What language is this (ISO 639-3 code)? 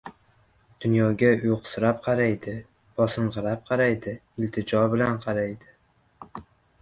uzb